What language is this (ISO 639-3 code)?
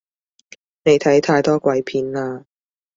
yue